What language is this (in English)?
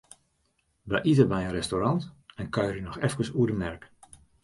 Western Frisian